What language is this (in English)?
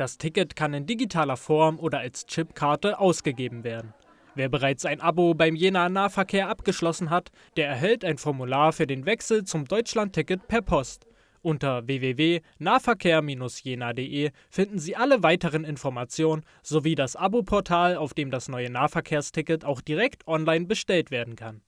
German